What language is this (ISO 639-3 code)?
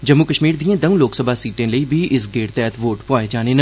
doi